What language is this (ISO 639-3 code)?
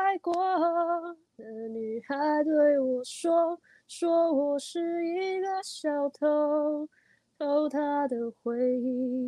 zho